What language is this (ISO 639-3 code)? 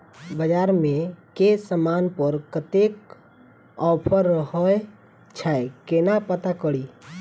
mai